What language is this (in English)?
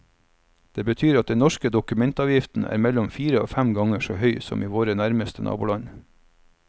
Norwegian